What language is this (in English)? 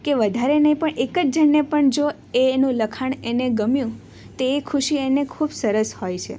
Gujarati